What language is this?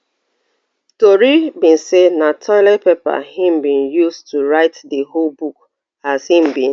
Nigerian Pidgin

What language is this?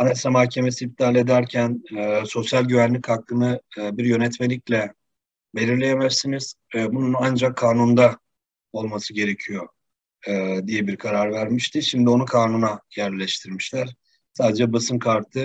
Turkish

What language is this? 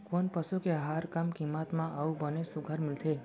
Chhattisgarhi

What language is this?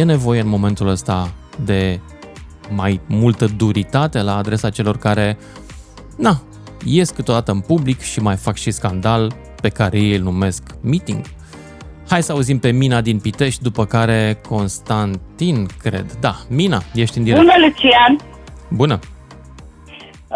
Romanian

